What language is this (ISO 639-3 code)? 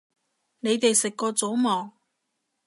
yue